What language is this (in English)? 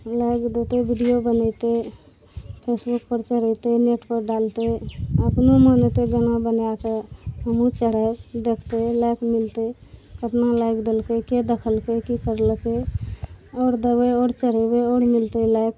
Maithili